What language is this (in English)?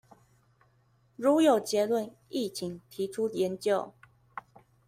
Chinese